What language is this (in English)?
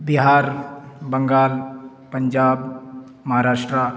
Urdu